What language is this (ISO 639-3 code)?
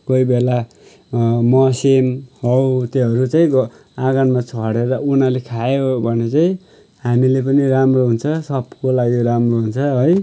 nep